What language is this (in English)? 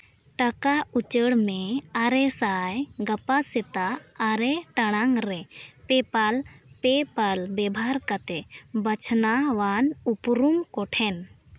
Santali